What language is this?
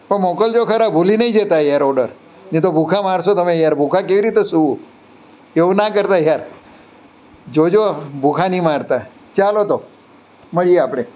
Gujarati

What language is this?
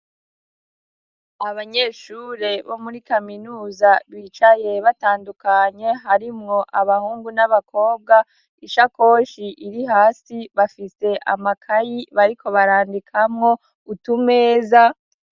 Rundi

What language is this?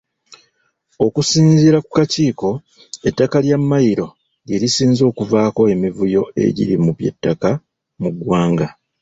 Ganda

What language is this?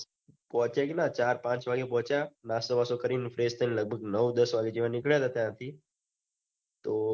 Gujarati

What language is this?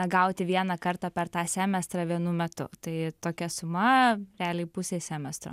Lithuanian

